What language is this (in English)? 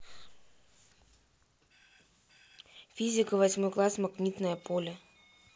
Russian